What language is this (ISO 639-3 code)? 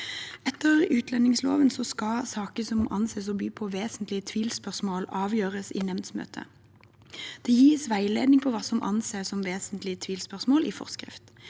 nor